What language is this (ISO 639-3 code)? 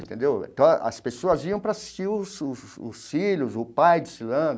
por